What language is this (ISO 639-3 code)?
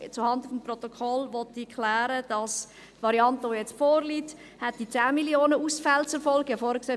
gsw